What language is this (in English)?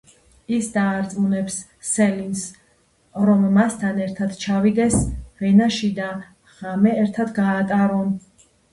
Georgian